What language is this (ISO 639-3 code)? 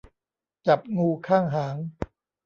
tha